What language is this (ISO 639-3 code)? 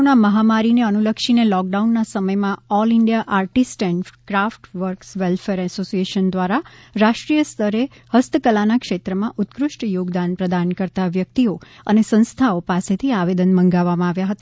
guj